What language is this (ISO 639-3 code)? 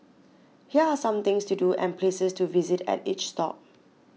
eng